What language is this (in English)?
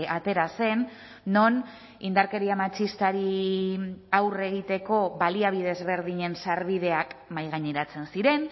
Basque